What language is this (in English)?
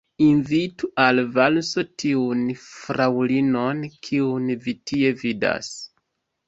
Esperanto